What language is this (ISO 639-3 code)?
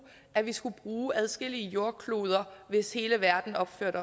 dan